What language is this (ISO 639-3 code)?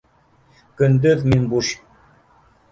bak